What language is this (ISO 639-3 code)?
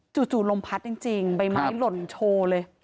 tha